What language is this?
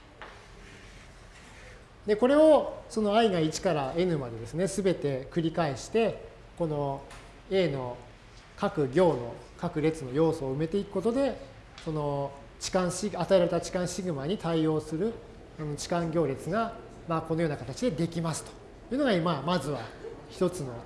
Japanese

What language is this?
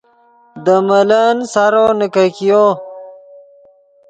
Yidgha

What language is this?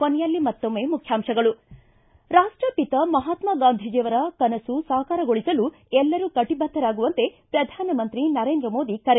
Kannada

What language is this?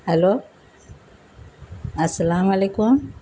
Urdu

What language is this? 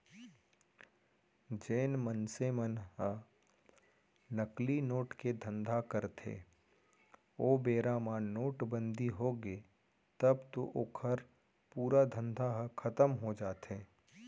Chhattisgarhi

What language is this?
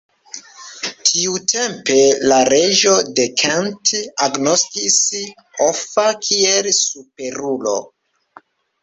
Esperanto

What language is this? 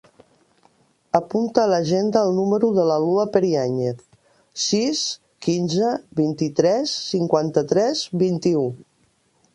Catalan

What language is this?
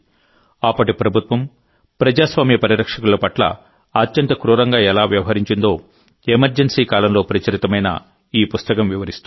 Telugu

